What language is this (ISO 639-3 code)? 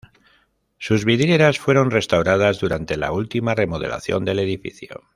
spa